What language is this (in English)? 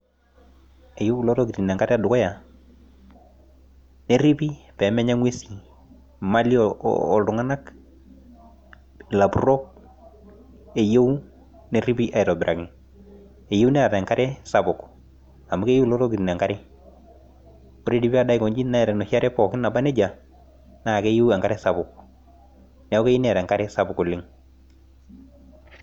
Masai